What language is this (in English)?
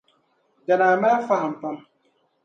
Dagbani